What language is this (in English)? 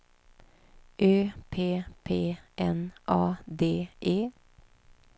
Swedish